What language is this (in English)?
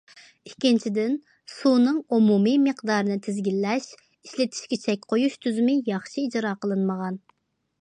Uyghur